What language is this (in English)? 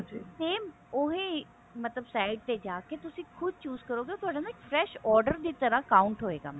Punjabi